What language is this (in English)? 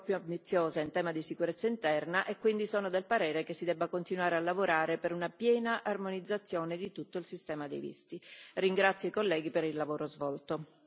Italian